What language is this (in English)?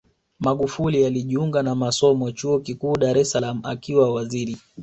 Swahili